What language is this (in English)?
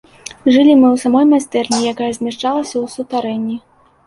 Belarusian